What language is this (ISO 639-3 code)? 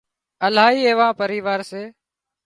kxp